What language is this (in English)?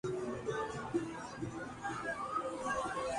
Urdu